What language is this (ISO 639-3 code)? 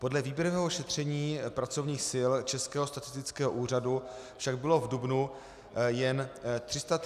ces